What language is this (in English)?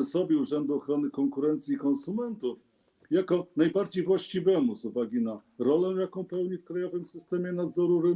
Polish